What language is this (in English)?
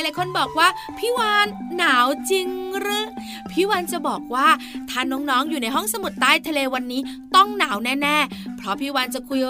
Thai